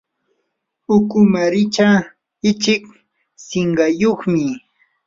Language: Yanahuanca Pasco Quechua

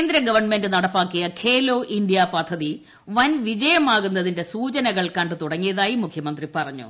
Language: Malayalam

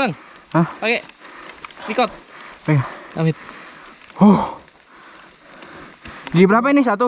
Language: Indonesian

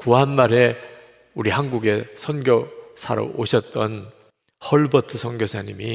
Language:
Korean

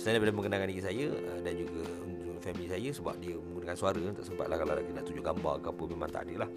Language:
Malay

